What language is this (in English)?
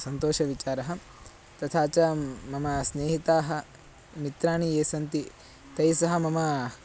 Sanskrit